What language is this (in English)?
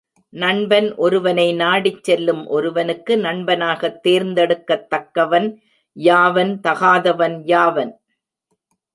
Tamil